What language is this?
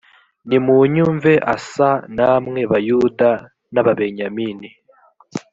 Kinyarwanda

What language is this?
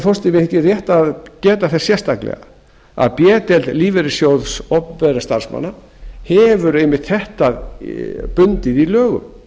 Icelandic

